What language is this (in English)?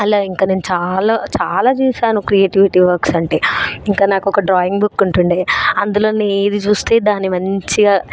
Telugu